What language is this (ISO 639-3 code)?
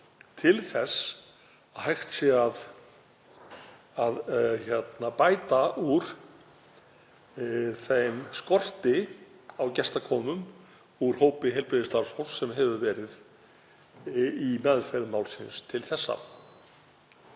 isl